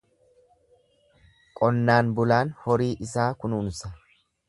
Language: Oromo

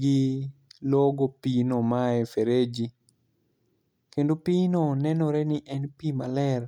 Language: Luo (Kenya and Tanzania)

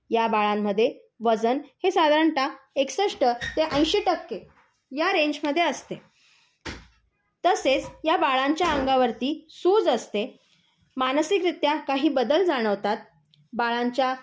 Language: Marathi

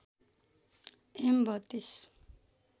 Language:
Nepali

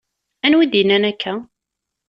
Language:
Kabyle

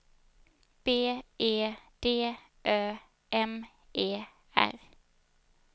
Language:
Swedish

